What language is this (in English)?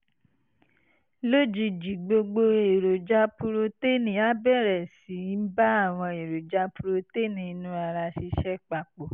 Yoruba